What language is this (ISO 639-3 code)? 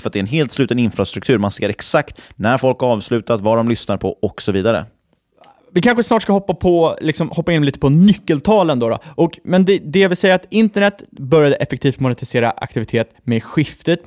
swe